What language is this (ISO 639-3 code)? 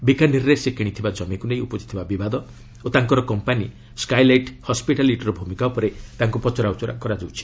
ori